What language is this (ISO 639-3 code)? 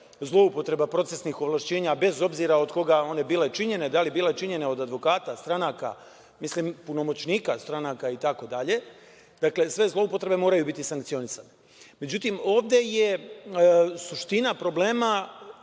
srp